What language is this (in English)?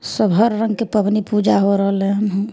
Maithili